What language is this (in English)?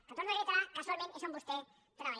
Catalan